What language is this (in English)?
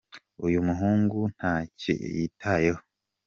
Kinyarwanda